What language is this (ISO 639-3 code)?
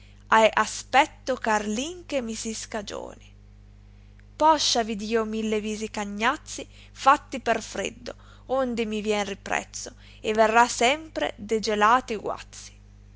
ita